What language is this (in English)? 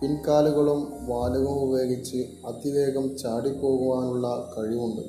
Malayalam